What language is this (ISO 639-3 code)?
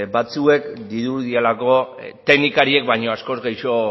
eus